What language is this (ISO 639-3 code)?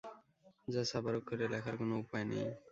ben